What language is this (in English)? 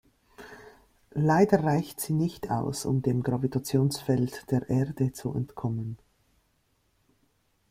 German